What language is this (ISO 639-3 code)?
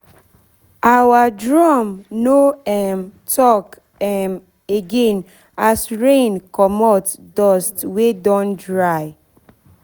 pcm